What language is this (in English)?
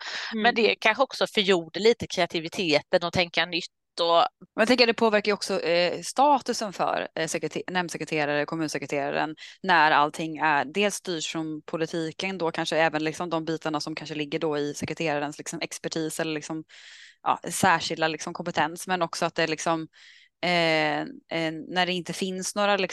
Swedish